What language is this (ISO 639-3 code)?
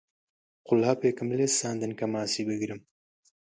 ckb